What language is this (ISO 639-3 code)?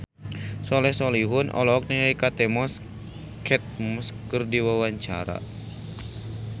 sun